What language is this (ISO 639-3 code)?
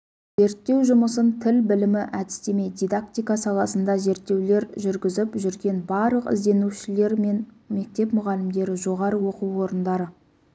kaz